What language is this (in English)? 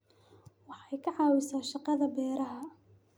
Somali